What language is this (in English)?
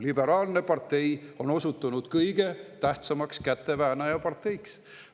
Estonian